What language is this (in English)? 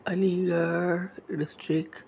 Urdu